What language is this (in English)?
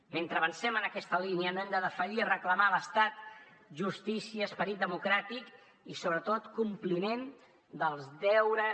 Catalan